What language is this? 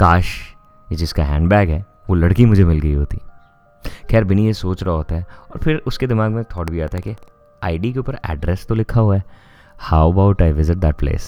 Hindi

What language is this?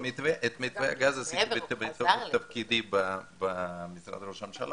Hebrew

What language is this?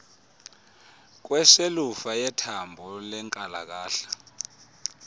Xhosa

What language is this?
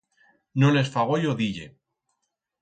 Aragonese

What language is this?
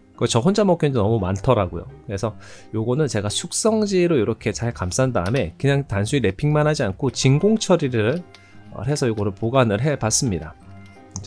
Korean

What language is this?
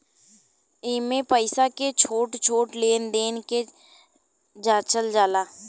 Bhojpuri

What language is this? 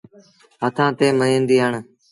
Sindhi Bhil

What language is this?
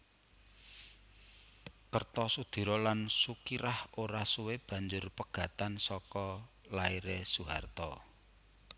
Javanese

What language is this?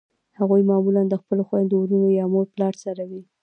Pashto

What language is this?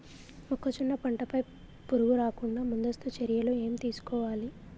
Telugu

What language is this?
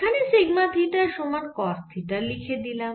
Bangla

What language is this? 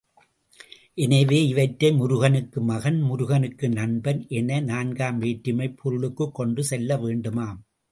Tamil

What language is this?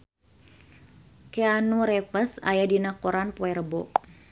Sundanese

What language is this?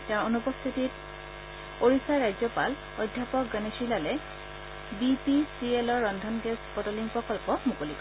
Assamese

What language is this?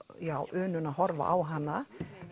Icelandic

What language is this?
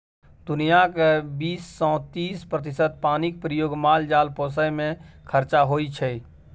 Maithili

